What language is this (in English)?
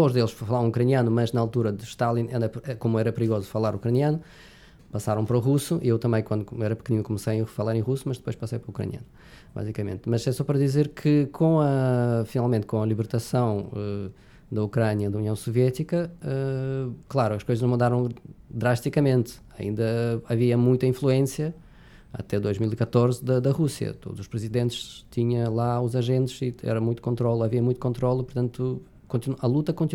Portuguese